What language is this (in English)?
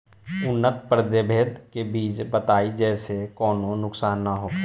Bhojpuri